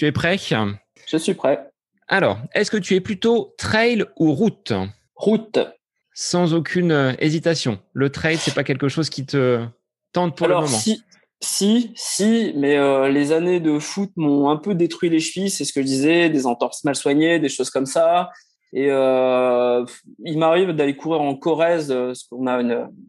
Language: French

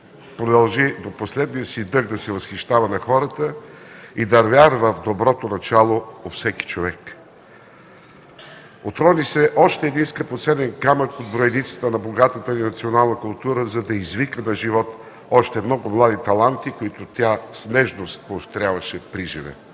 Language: Bulgarian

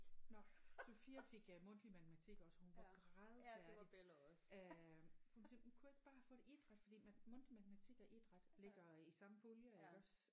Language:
Danish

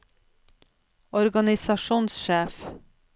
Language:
Norwegian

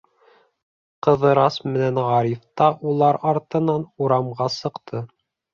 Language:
Bashkir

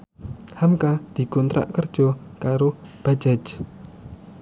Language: Javanese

